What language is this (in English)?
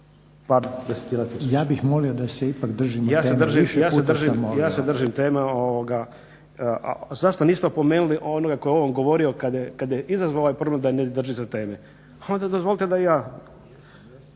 Croatian